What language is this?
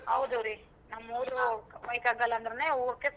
Kannada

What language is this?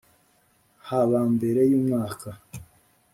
Kinyarwanda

